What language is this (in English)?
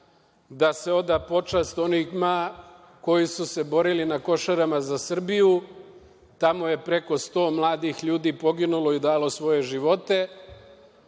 Serbian